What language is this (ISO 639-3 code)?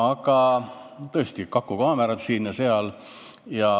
est